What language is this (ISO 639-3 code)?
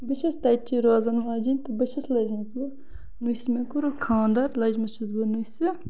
kas